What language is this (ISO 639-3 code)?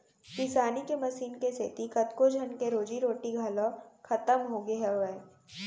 hne